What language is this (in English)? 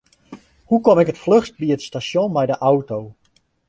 Western Frisian